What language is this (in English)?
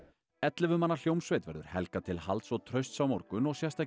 Icelandic